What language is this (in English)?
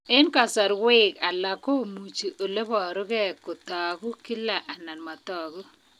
Kalenjin